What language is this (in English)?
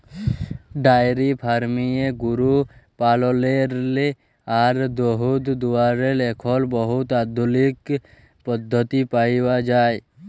Bangla